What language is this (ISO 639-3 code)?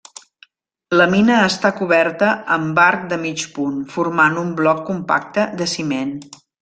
cat